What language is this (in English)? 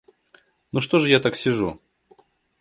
Russian